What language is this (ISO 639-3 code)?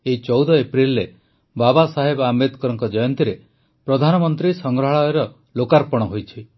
ori